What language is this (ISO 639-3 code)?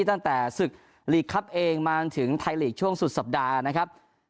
tha